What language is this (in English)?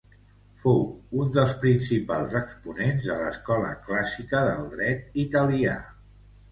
Catalan